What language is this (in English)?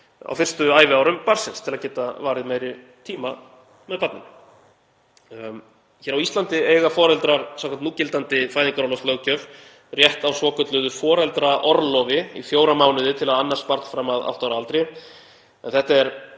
Icelandic